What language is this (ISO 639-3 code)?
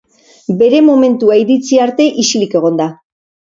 eus